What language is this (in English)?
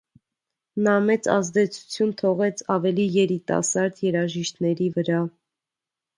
Armenian